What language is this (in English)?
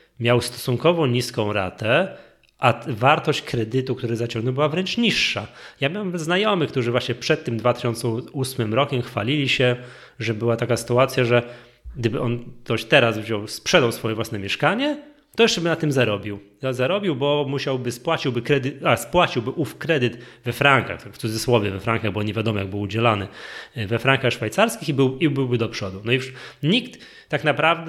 Polish